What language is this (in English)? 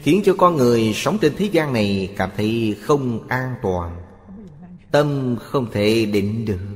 Vietnamese